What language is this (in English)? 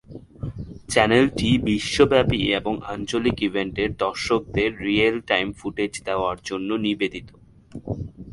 Bangla